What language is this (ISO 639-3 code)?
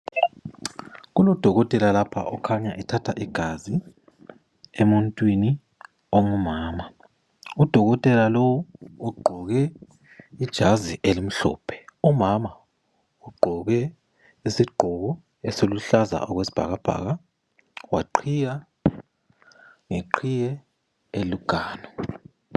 nde